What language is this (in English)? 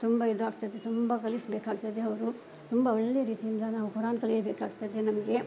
Kannada